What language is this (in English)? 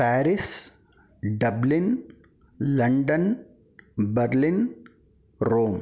Sanskrit